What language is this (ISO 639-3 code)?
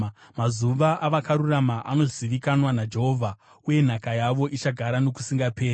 sna